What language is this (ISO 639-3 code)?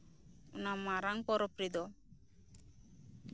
sat